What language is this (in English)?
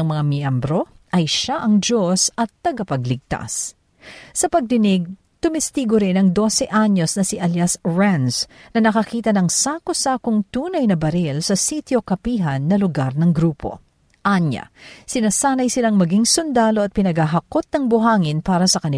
Filipino